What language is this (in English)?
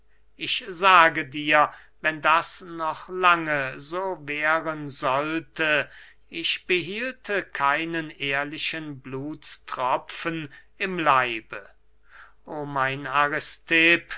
German